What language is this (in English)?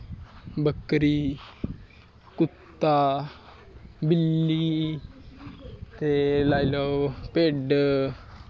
Dogri